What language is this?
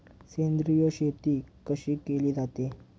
Marathi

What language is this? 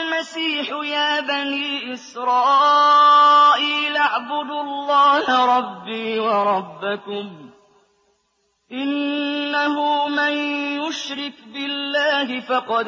Arabic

